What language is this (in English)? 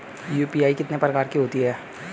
Hindi